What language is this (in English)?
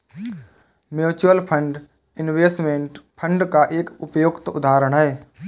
Hindi